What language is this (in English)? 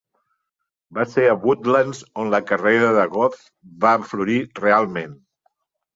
Catalan